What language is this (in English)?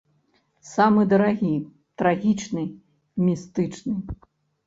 Belarusian